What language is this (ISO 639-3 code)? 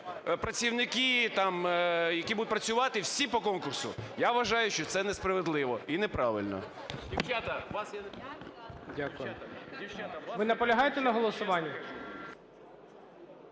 ukr